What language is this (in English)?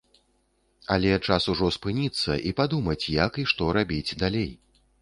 Belarusian